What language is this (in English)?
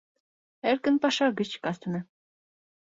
Mari